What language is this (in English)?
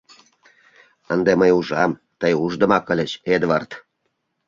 Mari